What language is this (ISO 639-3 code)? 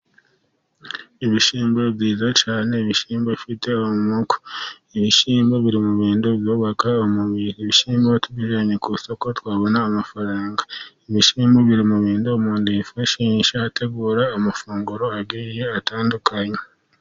kin